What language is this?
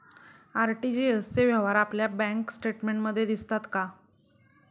Marathi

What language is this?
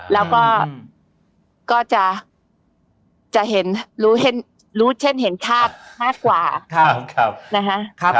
Thai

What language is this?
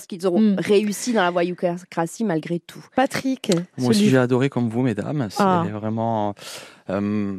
French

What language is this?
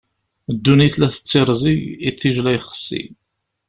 Kabyle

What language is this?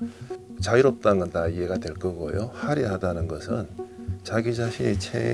Korean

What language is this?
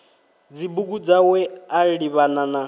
Venda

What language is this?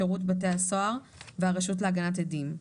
Hebrew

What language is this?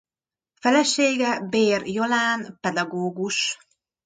Hungarian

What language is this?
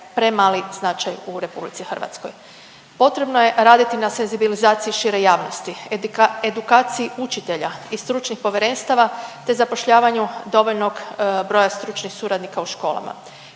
Croatian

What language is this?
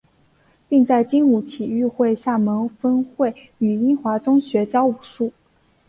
Chinese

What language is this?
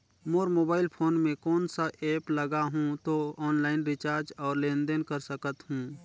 Chhattisgarhi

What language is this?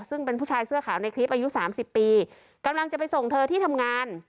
Thai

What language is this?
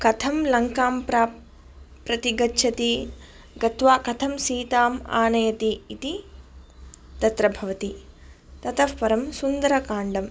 Sanskrit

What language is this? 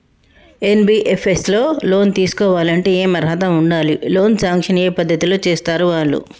Telugu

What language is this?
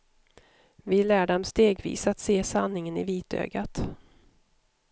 Swedish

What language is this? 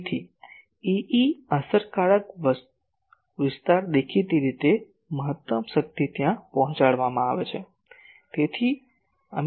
Gujarati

